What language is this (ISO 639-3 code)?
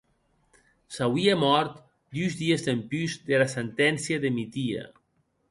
oci